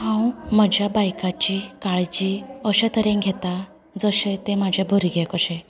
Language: Konkani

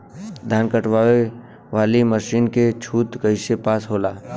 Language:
Bhojpuri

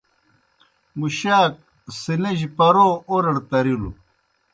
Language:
Kohistani Shina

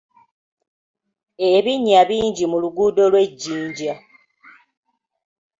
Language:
Ganda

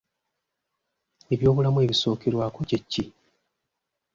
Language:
Ganda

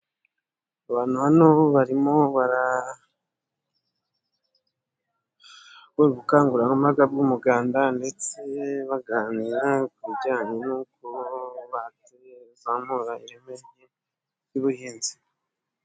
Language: Kinyarwanda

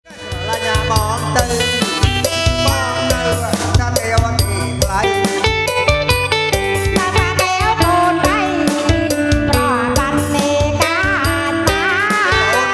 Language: Khmer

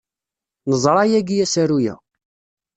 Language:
Kabyle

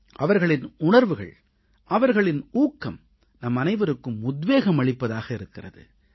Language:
Tamil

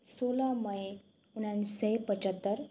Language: Nepali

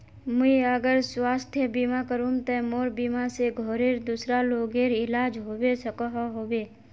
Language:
Magahi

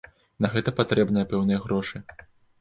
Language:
Belarusian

